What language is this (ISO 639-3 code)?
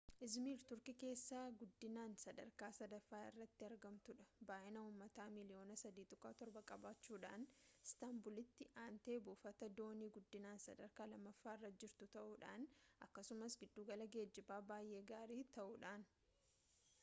orm